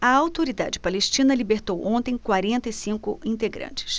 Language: Portuguese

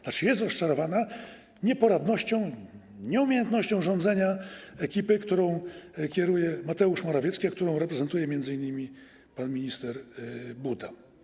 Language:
Polish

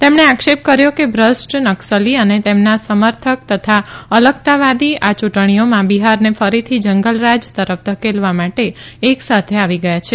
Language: Gujarati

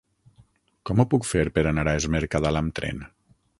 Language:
Catalan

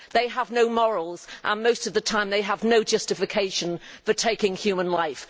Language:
English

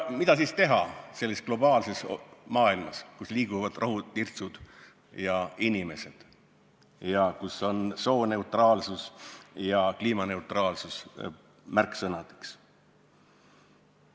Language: Estonian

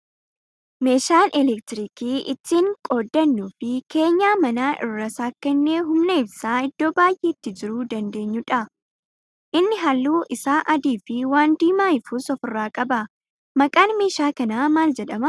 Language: Oromo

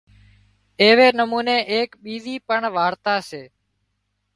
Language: Wadiyara Koli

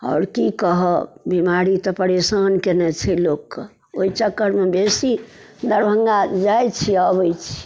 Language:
Maithili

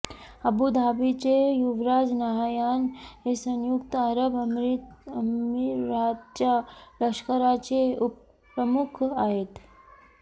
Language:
Marathi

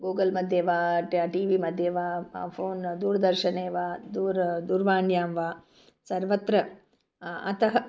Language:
Sanskrit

